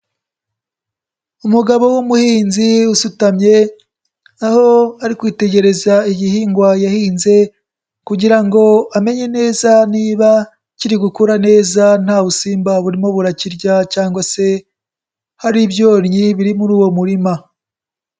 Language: Kinyarwanda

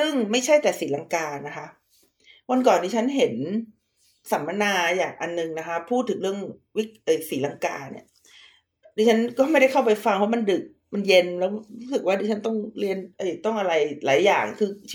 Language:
Thai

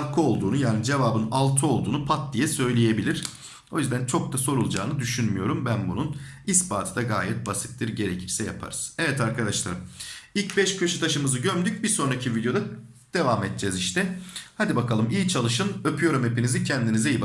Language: Turkish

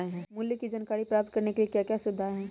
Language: Magahi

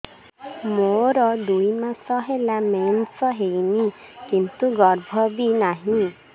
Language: Odia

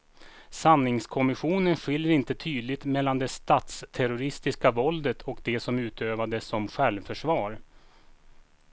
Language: Swedish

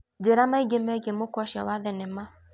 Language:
Kikuyu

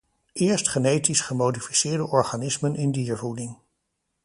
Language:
Dutch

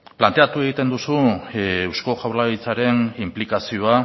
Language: Basque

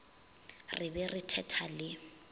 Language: Northern Sotho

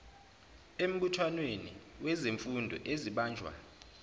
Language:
Zulu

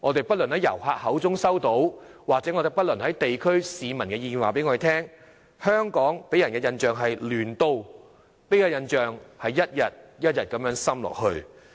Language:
Cantonese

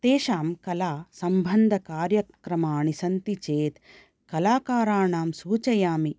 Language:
Sanskrit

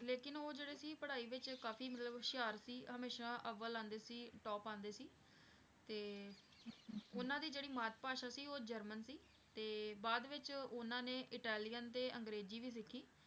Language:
Punjabi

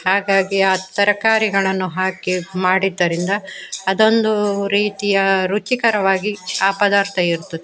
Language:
Kannada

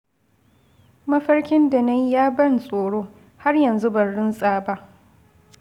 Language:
Hausa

